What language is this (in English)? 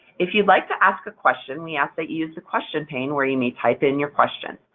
English